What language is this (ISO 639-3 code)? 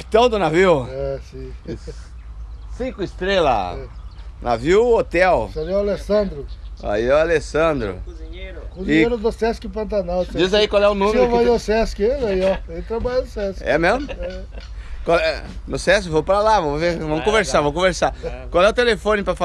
por